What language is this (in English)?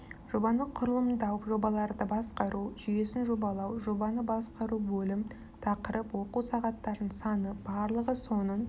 Kazakh